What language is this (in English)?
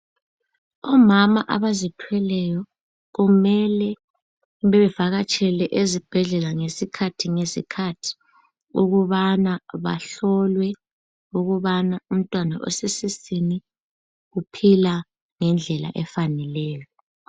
North Ndebele